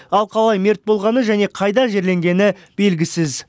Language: Kazakh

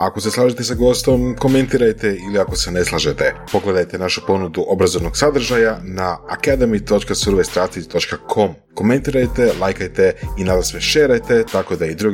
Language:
Croatian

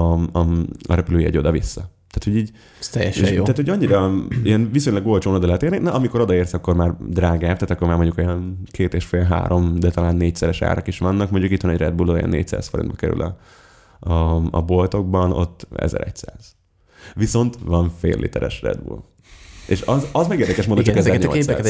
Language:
Hungarian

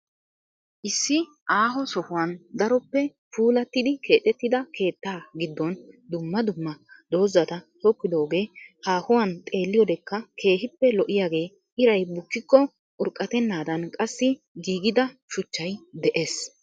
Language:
Wolaytta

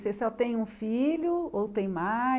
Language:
Portuguese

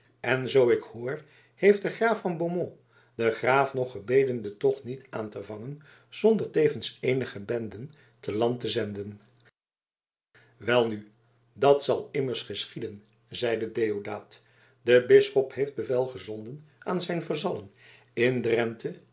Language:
Dutch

